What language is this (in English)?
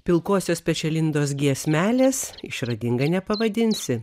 Lithuanian